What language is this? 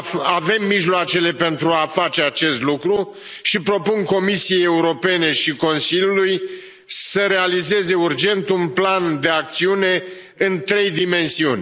Romanian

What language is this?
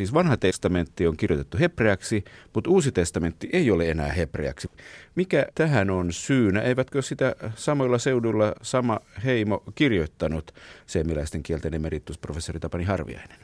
Finnish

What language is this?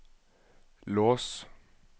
Norwegian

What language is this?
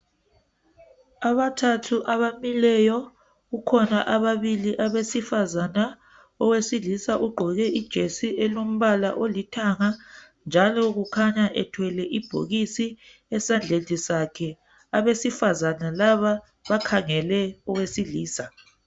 North Ndebele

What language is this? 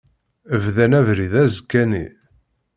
Kabyle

